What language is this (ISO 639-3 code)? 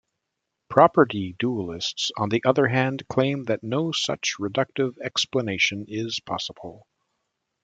eng